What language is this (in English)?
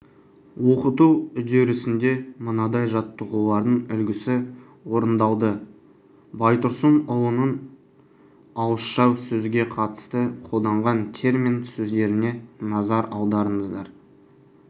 Kazakh